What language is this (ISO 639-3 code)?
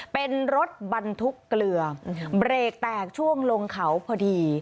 tha